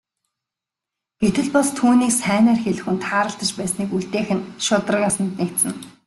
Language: Mongolian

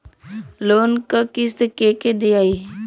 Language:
Bhojpuri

